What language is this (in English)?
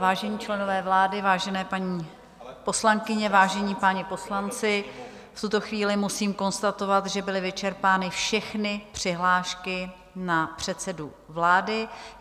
Czech